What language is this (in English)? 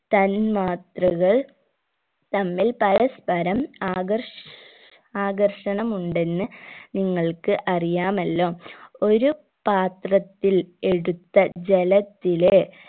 Malayalam